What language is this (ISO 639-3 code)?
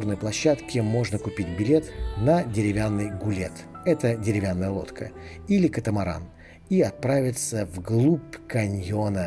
rus